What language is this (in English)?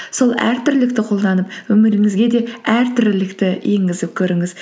Kazakh